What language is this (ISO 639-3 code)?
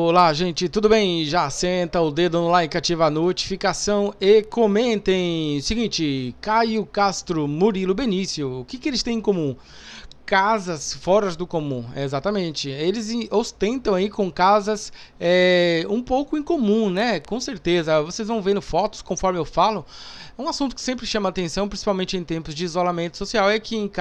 por